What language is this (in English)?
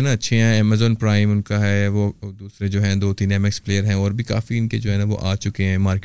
Urdu